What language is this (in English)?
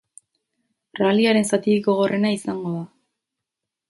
Basque